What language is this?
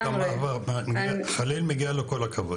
Hebrew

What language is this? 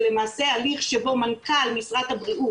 Hebrew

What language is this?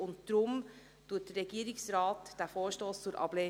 Swiss German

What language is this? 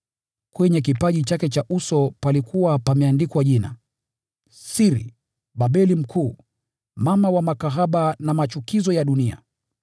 Swahili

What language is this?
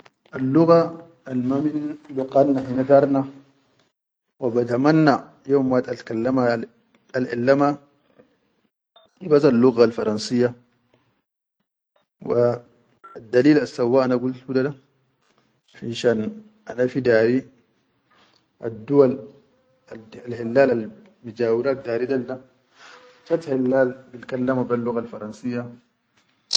Chadian Arabic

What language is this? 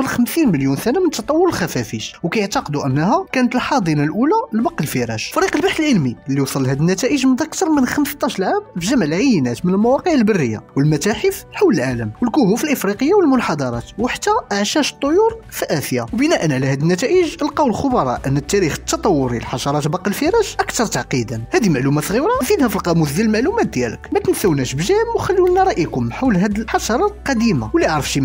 Arabic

